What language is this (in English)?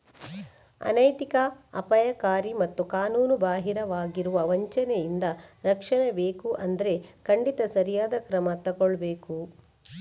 Kannada